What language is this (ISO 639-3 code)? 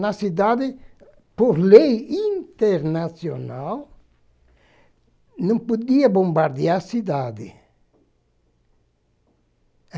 por